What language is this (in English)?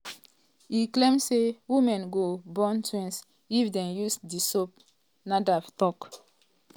Nigerian Pidgin